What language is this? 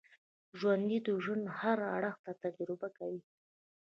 Pashto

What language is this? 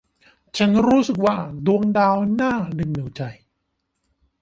Thai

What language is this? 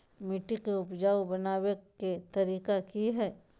Magahi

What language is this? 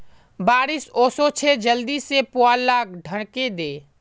Magahi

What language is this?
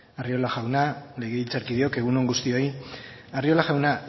Basque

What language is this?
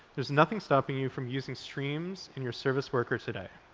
English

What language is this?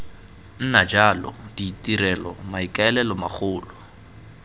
Tswana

